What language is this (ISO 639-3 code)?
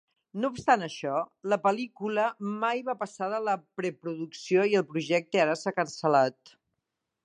cat